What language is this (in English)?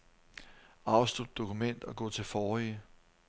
Danish